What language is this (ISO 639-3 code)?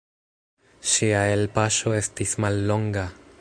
epo